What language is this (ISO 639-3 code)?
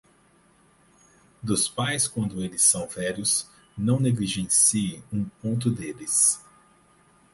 por